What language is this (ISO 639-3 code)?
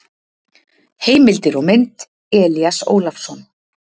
isl